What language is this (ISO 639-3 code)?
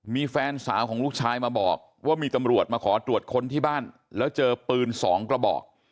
tha